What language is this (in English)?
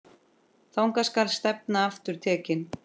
Icelandic